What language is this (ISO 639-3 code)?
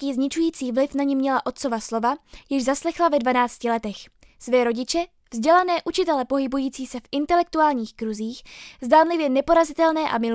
ces